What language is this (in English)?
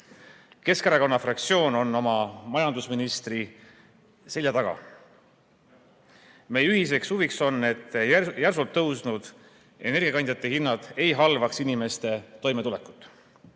Estonian